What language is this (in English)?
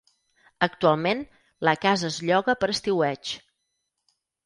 Catalan